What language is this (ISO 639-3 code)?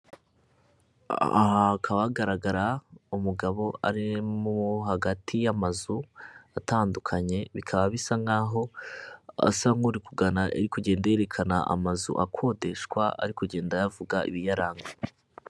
kin